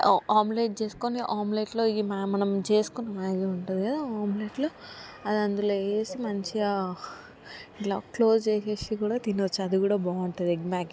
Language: Telugu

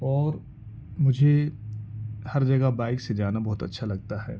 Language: Urdu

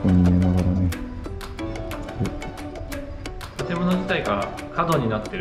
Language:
Japanese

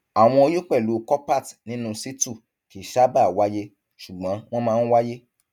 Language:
Yoruba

